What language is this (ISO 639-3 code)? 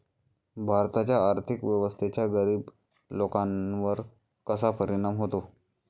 mar